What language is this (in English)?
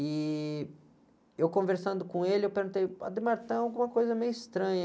Portuguese